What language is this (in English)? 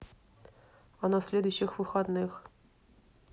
Russian